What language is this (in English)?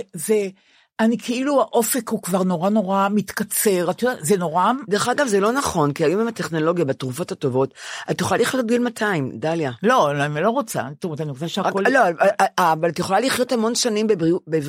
Hebrew